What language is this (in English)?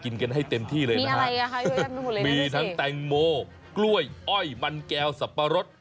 Thai